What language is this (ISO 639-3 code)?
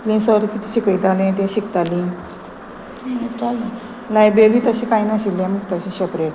kok